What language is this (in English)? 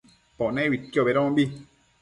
Matsés